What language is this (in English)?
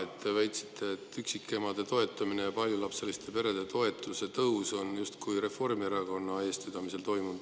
Estonian